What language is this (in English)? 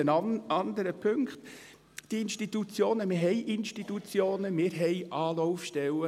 Swiss German